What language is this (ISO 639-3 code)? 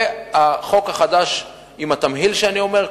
heb